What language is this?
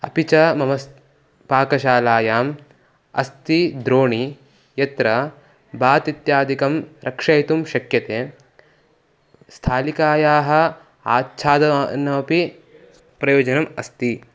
Sanskrit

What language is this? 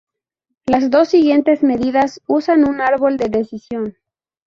Spanish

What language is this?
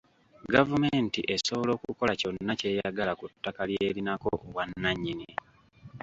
Ganda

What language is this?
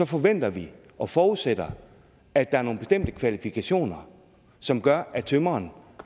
Danish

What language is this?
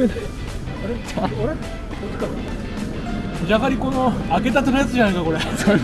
Japanese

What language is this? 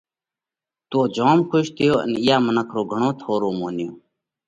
Parkari Koli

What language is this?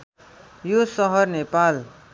Nepali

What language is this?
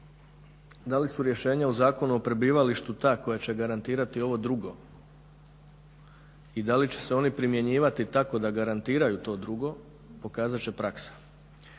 Croatian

